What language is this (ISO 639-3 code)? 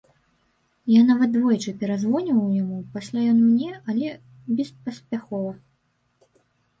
bel